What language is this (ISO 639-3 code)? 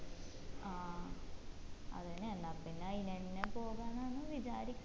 mal